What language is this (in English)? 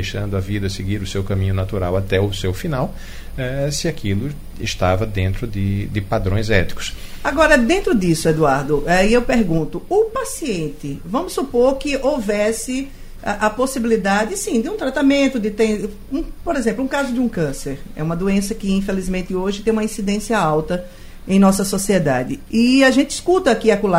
Portuguese